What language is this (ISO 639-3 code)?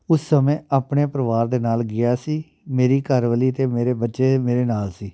pan